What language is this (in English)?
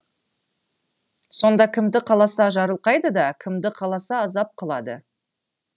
Kazakh